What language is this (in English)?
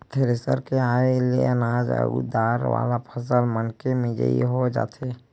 Chhattisgarhi